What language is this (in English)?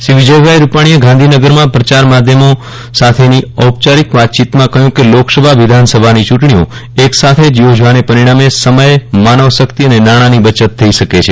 Gujarati